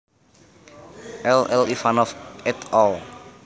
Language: Javanese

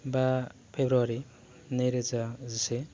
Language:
Bodo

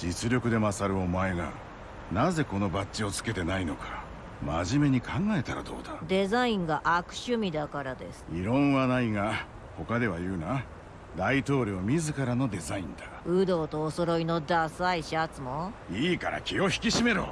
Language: Japanese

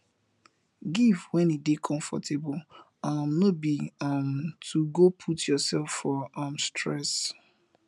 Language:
Nigerian Pidgin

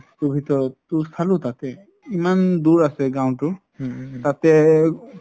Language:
Assamese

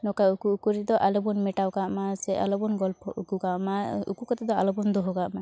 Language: Santali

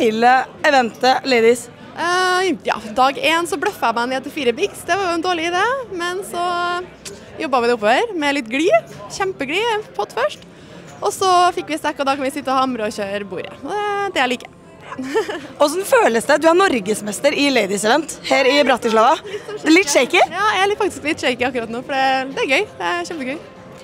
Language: Norwegian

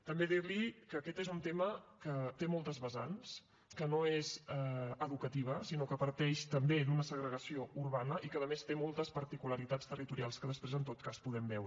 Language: Catalan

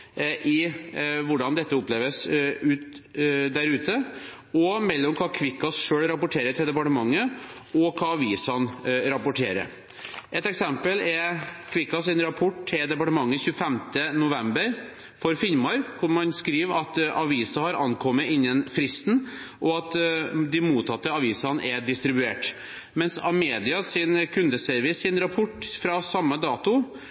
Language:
Norwegian Bokmål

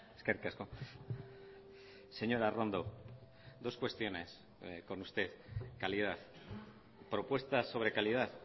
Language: Spanish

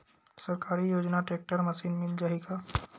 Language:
Chhattisgarhi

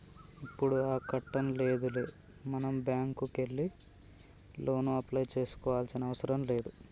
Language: Telugu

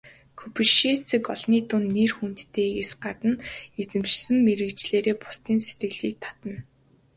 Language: Mongolian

